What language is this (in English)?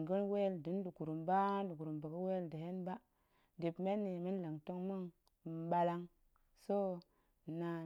Goemai